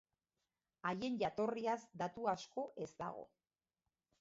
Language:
Basque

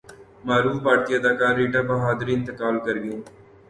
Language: Urdu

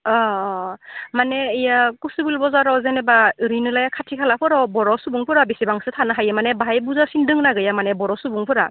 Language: Bodo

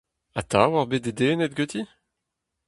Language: Breton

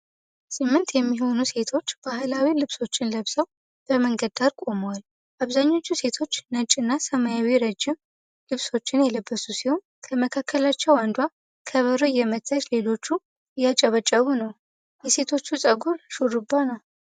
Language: Amharic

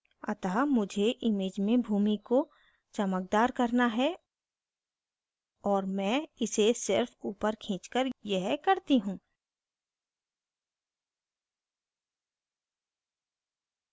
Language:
Hindi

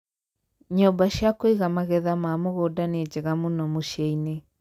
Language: Kikuyu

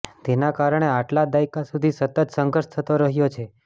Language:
Gujarati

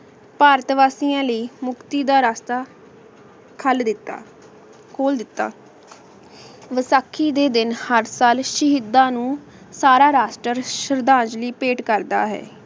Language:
Punjabi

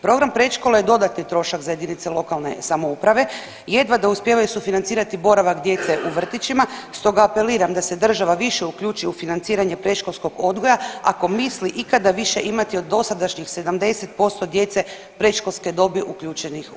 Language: Croatian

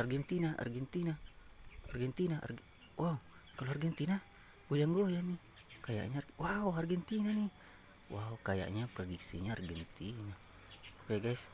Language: Indonesian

